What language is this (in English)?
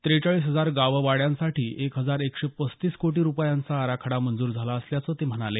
Marathi